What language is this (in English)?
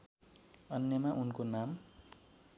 Nepali